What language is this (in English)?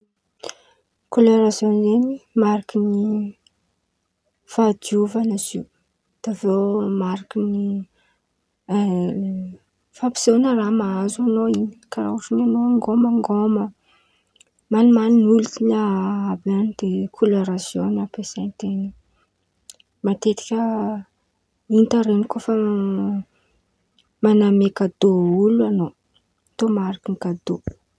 Antankarana Malagasy